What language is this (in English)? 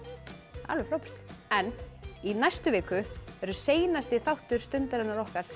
Icelandic